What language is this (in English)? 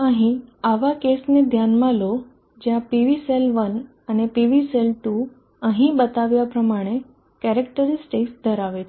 Gujarati